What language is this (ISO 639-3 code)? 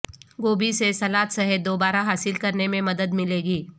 urd